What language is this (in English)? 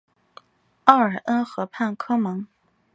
Chinese